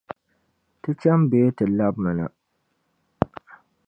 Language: Dagbani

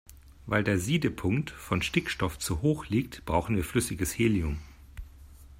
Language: German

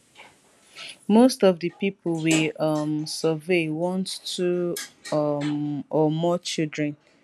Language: Nigerian Pidgin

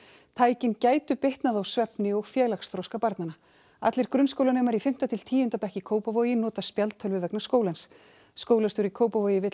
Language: Icelandic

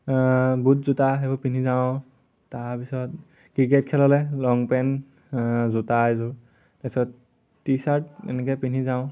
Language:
Assamese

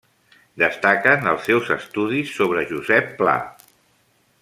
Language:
Catalan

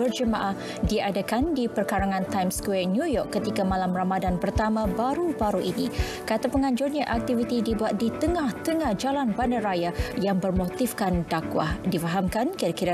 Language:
Malay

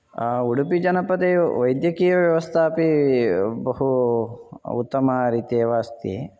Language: Sanskrit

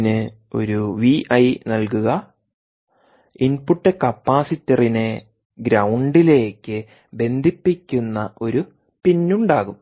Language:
Malayalam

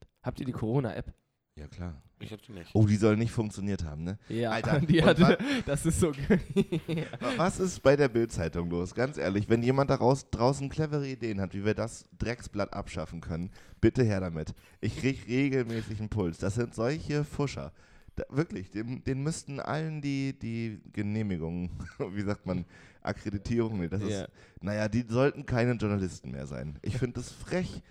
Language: German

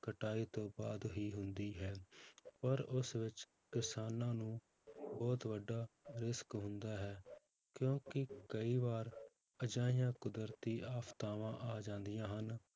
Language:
Punjabi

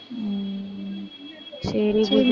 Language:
Tamil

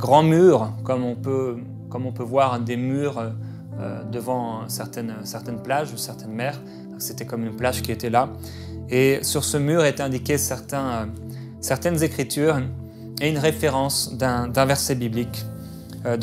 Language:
French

